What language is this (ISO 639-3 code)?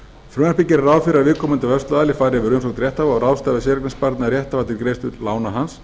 isl